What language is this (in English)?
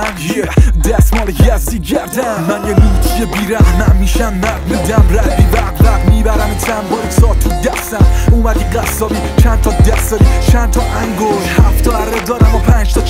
Persian